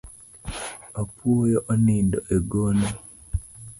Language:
Luo (Kenya and Tanzania)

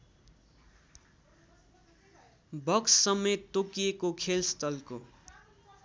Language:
Nepali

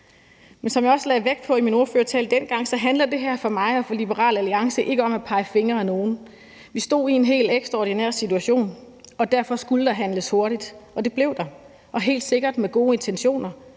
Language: Danish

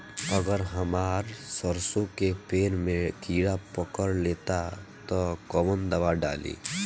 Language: Bhojpuri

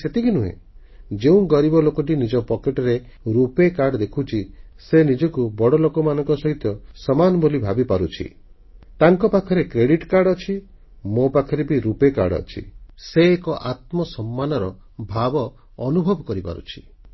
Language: Odia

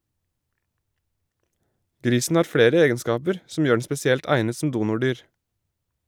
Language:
Norwegian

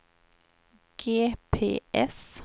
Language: Swedish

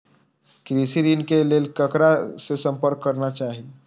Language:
Maithili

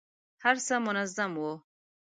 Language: Pashto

